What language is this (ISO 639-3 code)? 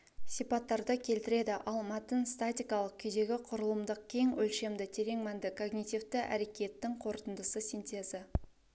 kaz